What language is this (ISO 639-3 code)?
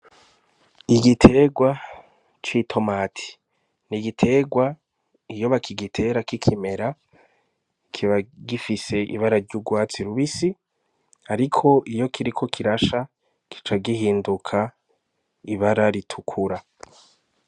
run